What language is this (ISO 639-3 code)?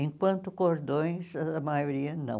por